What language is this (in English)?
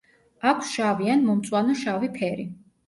Georgian